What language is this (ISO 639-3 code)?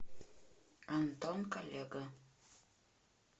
rus